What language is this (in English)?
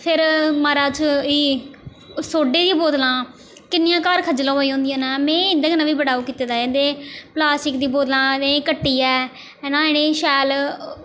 Dogri